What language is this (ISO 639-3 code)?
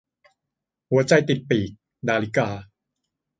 tha